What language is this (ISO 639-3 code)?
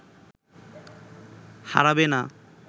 ben